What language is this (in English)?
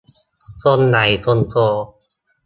Thai